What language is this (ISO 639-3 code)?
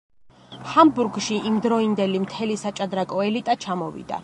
kat